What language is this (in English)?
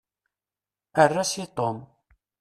Kabyle